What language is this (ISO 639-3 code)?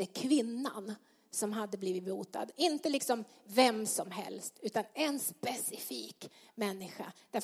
swe